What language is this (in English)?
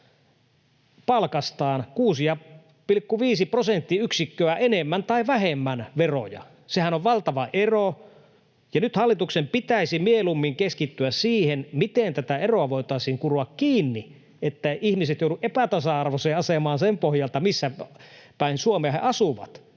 Finnish